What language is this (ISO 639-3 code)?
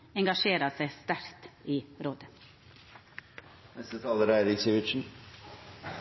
nno